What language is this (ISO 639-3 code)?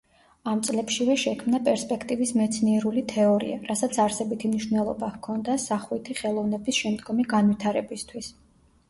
kat